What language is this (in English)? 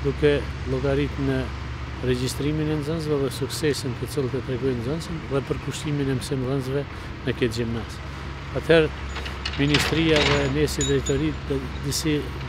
Romanian